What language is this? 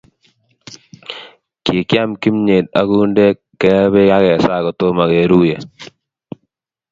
Kalenjin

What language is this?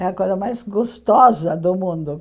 Portuguese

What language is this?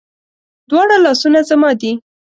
Pashto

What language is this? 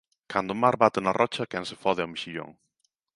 Galician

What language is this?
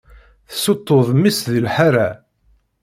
Kabyle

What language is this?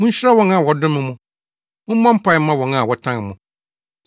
Akan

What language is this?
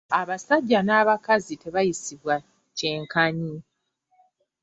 Ganda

